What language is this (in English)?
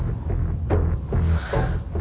Japanese